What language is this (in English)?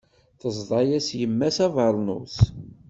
Kabyle